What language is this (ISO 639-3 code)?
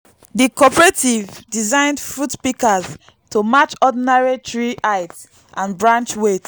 pcm